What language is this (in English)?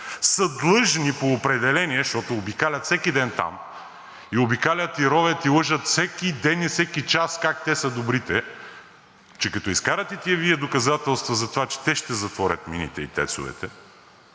Bulgarian